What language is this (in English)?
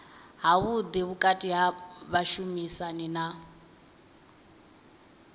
Venda